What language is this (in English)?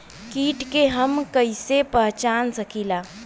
Bhojpuri